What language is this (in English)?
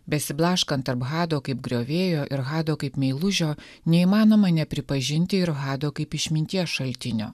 Lithuanian